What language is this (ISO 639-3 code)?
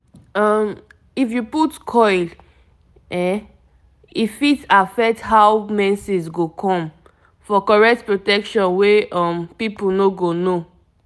pcm